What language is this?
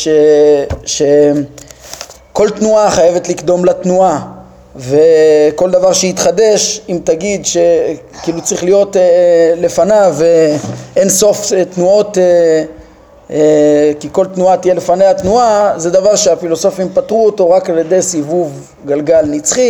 Hebrew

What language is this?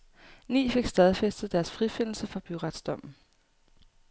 Danish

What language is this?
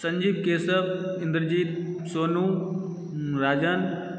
Maithili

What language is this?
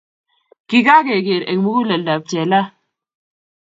Kalenjin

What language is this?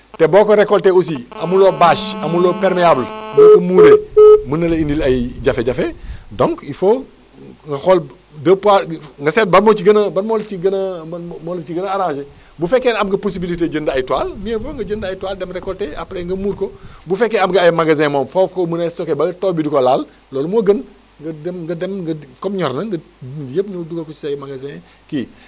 Wolof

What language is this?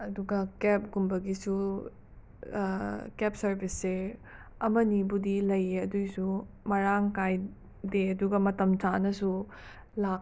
Manipuri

